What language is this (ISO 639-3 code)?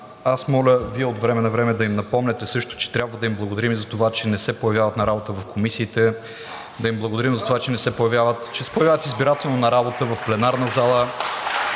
bul